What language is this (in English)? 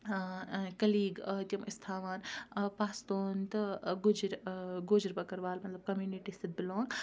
Kashmiri